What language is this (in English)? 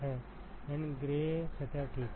Hindi